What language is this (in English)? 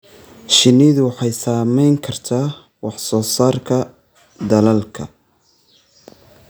Somali